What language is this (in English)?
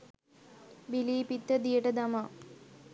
Sinhala